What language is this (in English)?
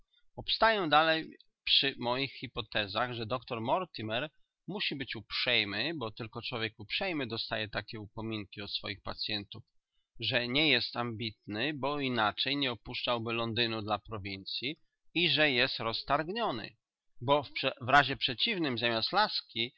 Polish